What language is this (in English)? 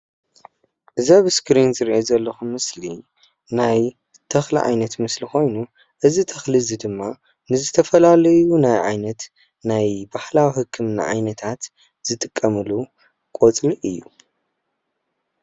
Tigrinya